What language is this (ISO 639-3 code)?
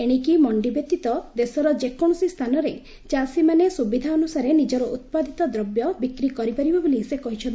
ori